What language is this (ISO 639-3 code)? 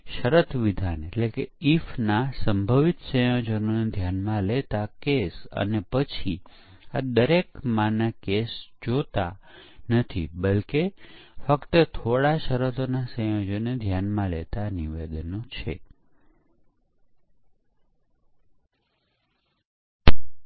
guj